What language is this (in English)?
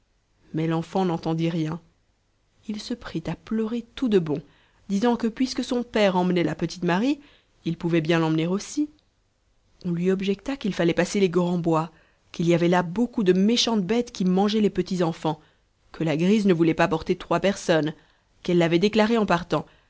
French